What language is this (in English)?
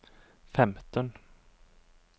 Norwegian